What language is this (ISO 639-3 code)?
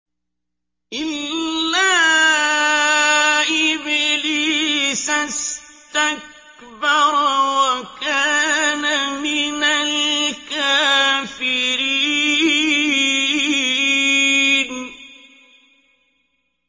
ara